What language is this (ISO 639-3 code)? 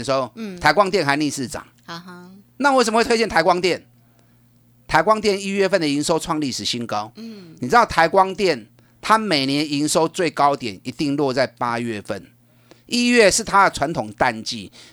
zho